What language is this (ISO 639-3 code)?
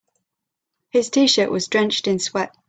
eng